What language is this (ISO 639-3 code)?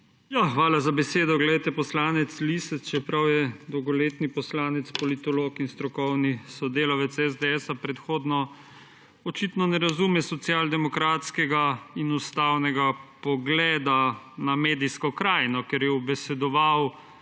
slv